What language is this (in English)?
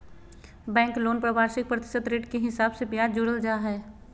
Magahi